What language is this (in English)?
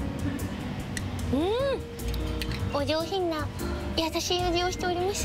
Japanese